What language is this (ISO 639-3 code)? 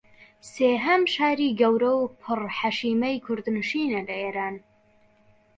ckb